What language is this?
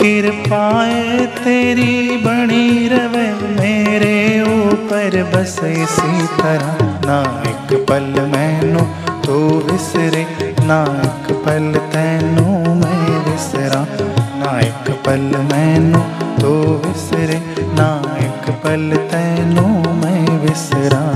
Hindi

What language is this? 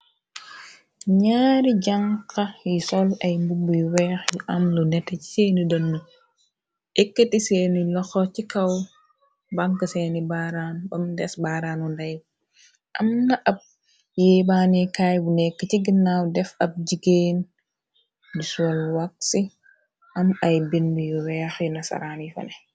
Wolof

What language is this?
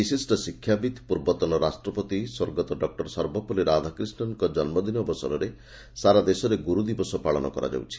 Odia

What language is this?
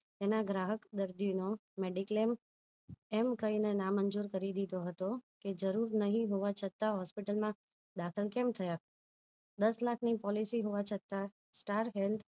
Gujarati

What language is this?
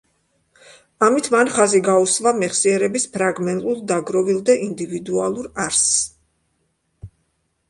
Georgian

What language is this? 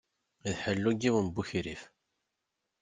Kabyle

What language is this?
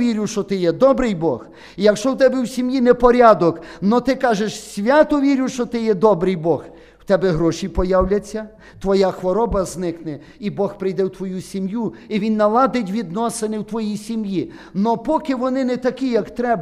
Ukrainian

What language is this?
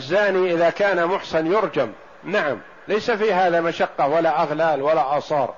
Arabic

